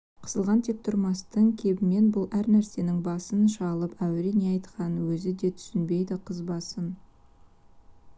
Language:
Kazakh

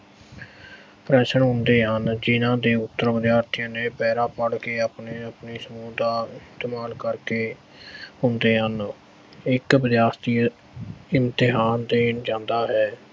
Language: Punjabi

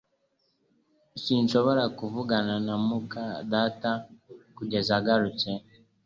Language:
Kinyarwanda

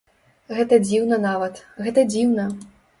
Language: Belarusian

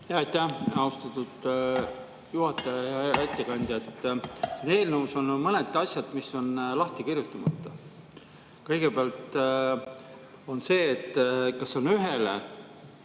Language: Estonian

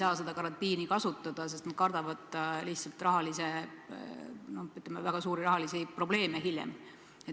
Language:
Estonian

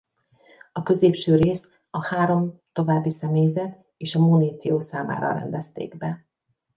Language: Hungarian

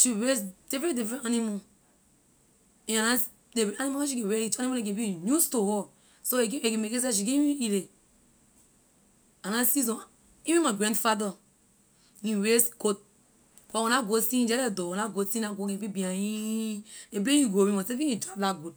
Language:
Liberian English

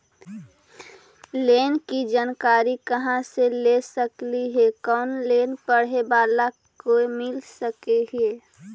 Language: Magahi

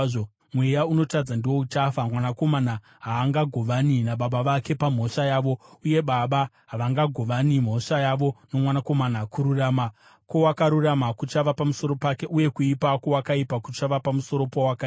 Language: Shona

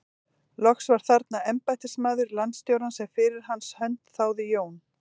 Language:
Icelandic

